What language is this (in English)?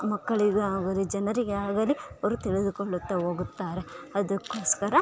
Kannada